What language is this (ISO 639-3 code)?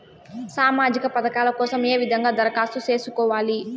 tel